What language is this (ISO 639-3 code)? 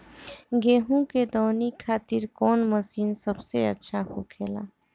bho